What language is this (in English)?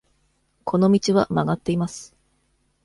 Japanese